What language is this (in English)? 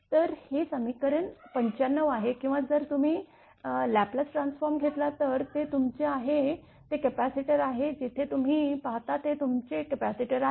Marathi